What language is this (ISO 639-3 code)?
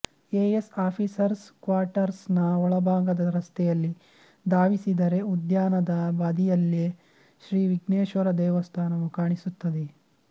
kan